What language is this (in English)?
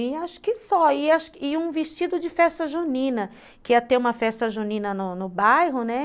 Portuguese